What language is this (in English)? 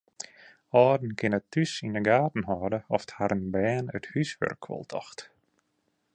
Western Frisian